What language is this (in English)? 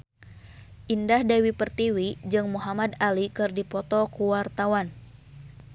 Sundanese